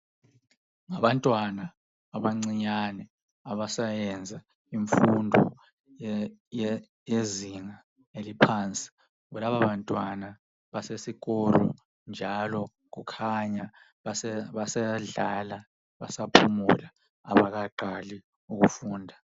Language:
North Ndebele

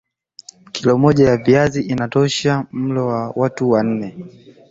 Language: Swahili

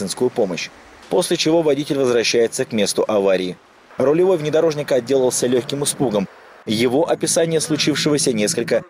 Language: Russian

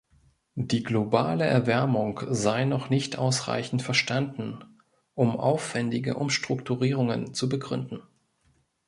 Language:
German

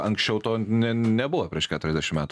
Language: Lithuanian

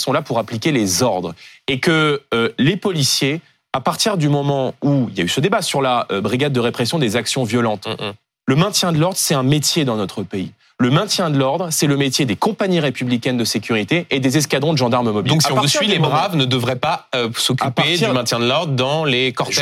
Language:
French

